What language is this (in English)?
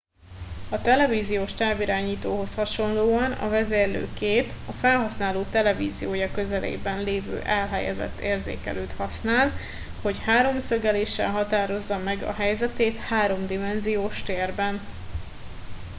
Hungarian